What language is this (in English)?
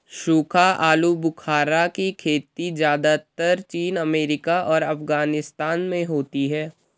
Hindi